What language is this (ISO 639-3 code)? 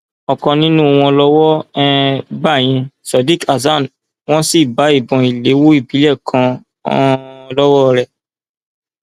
yor